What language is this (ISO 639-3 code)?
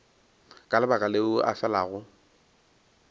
nso